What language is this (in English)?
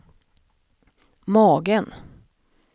Swedish